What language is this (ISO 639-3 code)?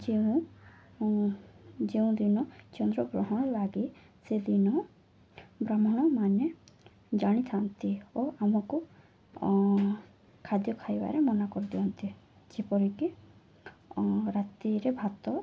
ori